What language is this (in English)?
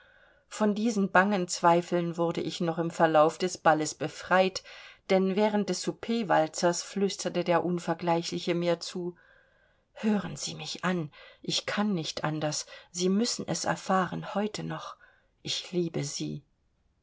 German